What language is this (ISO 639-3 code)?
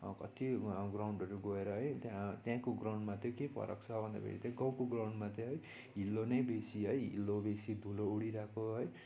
nep